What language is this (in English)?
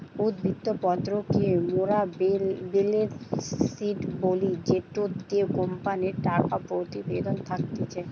Bangla